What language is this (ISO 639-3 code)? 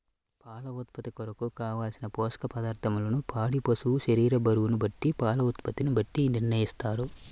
tel